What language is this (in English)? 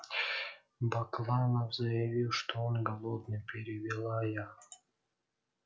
Russian